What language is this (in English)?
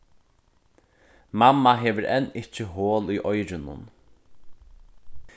Faroese